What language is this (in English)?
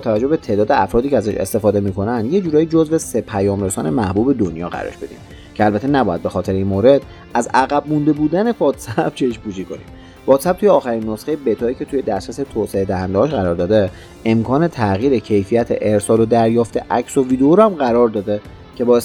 Persian